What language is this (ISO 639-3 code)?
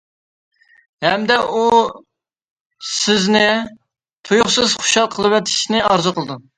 uig